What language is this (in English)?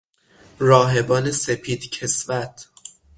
Persian